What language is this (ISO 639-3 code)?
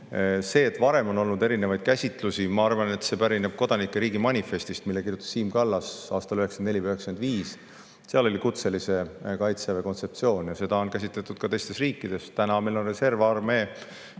est